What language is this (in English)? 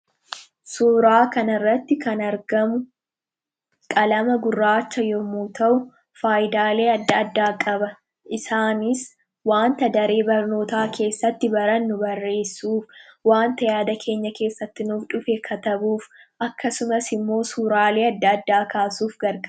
Oromo